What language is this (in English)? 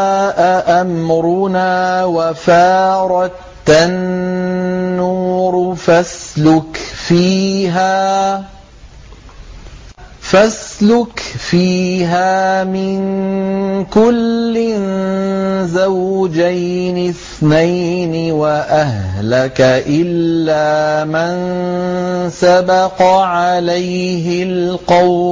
Arabic